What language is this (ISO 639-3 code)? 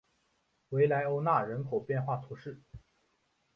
zho